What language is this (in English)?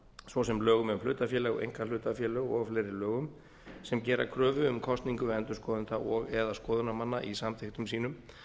Icelandic